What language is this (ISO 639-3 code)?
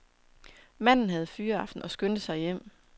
dan